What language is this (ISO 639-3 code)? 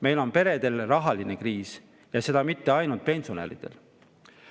est